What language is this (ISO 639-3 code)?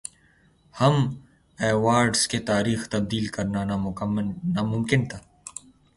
urd